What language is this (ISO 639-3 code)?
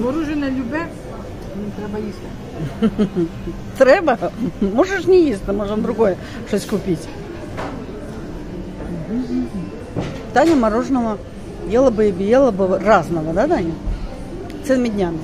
rus